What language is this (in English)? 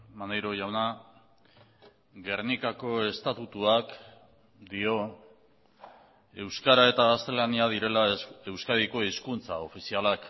Basque